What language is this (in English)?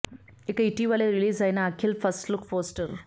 Telugu